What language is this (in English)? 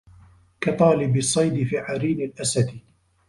Arabic